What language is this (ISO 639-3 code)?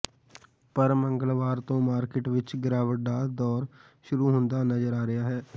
pan